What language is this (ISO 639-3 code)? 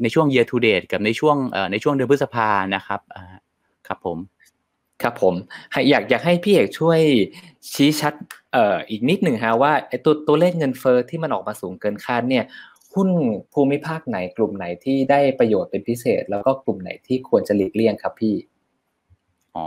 tha